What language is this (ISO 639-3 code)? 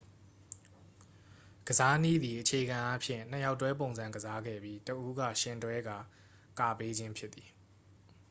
mya